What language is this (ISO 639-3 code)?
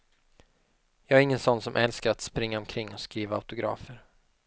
swe